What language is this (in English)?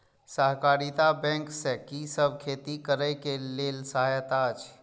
Maithili